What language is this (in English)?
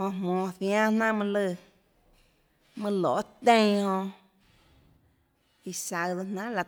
Tlacoatzintepec Chinantec